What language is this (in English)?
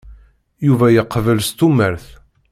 Kabyle